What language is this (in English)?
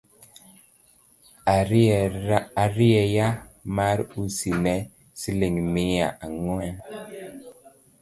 Luo (Kenya and Tanzania)